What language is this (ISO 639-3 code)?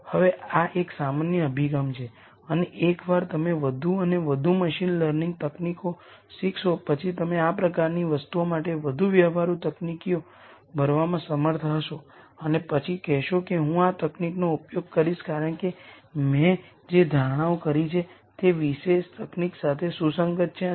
guj